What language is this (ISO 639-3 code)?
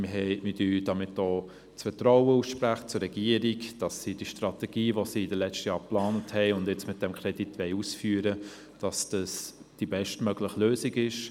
gsw